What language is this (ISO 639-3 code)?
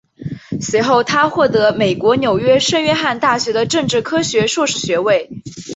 zho